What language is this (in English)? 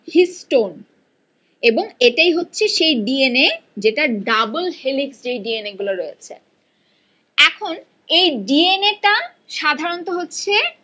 Bangla